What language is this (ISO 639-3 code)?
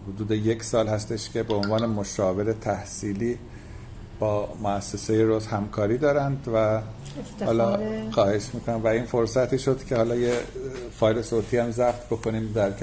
fas